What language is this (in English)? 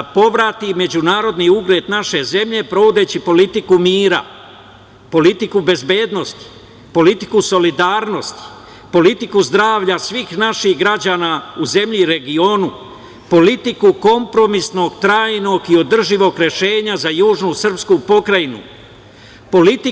Serbian